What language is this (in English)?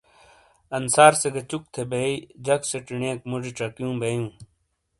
Shina